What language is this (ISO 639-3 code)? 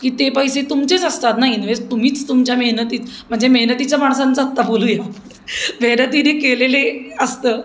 mar